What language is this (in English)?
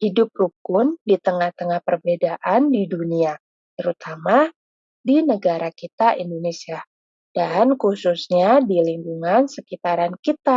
Indonesian